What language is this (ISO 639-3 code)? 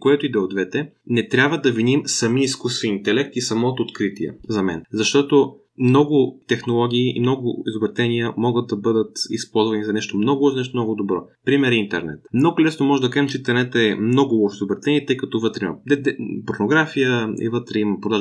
bul